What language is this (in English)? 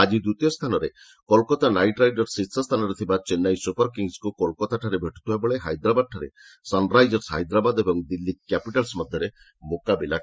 Odia